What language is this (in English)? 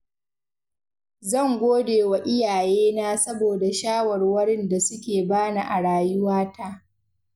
Hausa